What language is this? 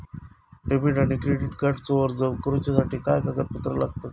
Marathi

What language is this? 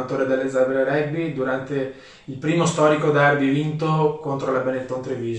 Italian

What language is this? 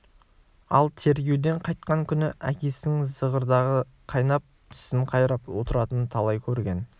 Kazakh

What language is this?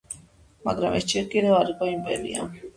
Georgian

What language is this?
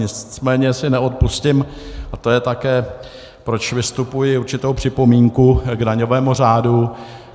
Czech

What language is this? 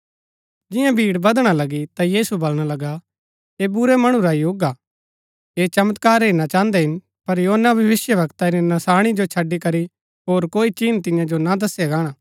Gaddi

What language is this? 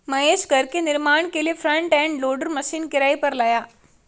Hindi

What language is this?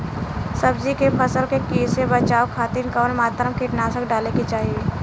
Bhojpuri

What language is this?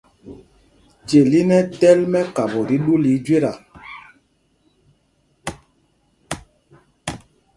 Mpumpong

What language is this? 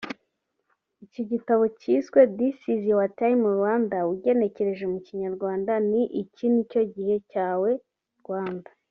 Kinyarwanda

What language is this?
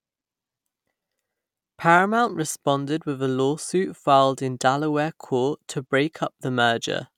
English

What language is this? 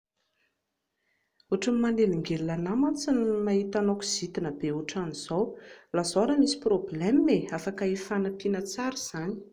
Malagasy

